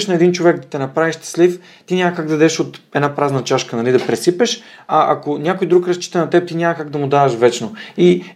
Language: Bulgarian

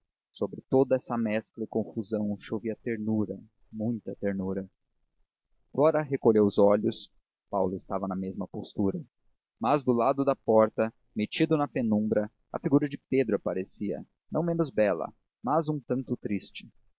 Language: Portuguese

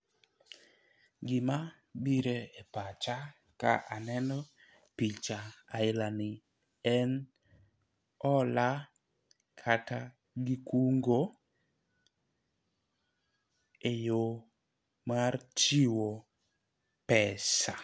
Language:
Luo (Kenya and Tanzania)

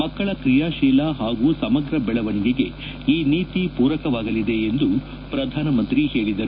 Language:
Kannada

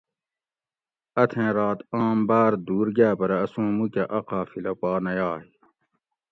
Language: Gawri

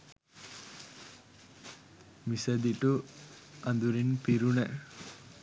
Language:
Sinhala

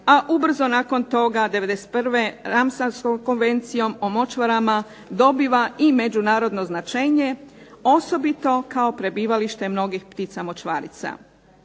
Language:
Croatian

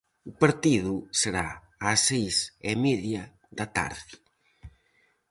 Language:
Galician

